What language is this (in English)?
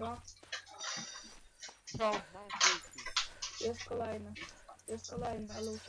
Polish